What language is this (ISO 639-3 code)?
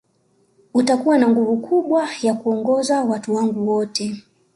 swa